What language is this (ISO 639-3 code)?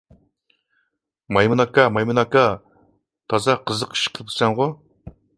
uig